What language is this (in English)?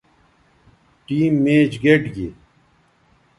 Bateri